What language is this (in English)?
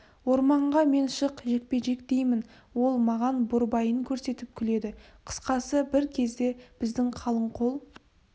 Kazakh